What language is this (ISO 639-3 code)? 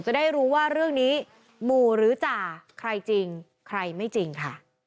tha